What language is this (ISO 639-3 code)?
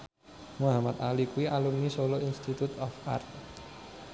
jav